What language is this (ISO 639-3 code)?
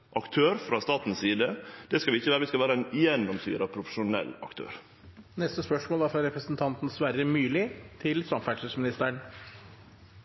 nno